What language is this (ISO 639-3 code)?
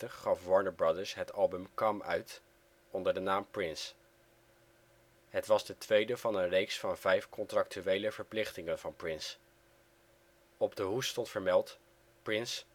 nld